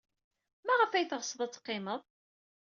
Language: Kabyle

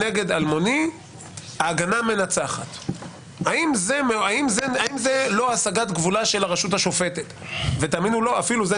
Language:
Hebrew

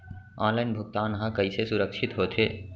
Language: Chhattisgarhi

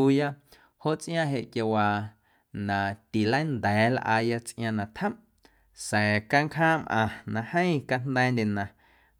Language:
Guerrero Amuzgo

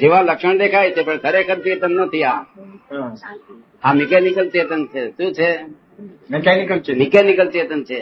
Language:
Gujarati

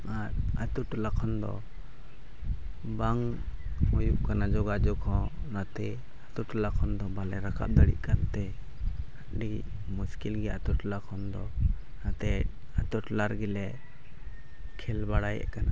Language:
Santali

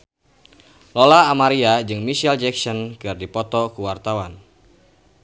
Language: Sundanese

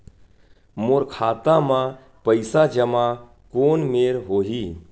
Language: Chhattisgarhi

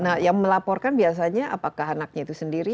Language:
Indonesian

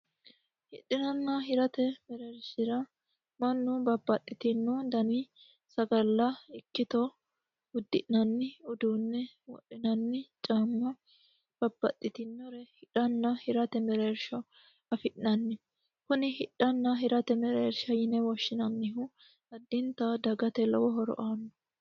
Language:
Sidamo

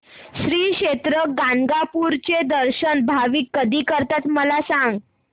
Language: Marathi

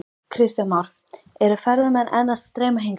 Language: Icelandic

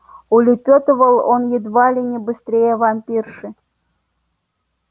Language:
Russian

